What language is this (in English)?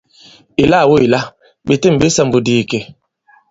Bankon